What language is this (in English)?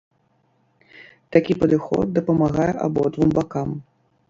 Belarusian